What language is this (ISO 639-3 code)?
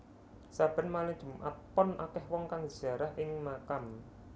jav